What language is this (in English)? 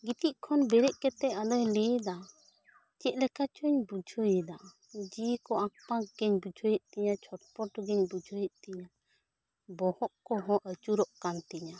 Santali